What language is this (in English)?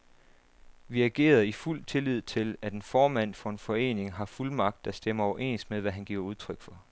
Danish